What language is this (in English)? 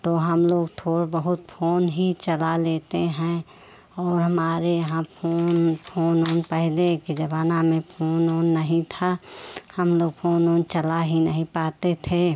Hindi